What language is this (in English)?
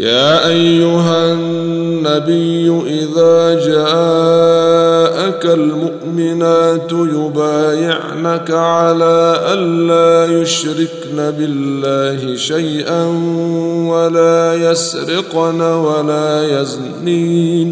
Arabic